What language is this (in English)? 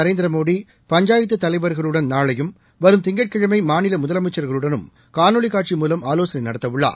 Tamil